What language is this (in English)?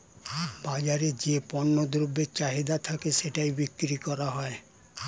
Bangla